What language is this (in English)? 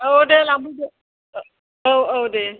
Bodo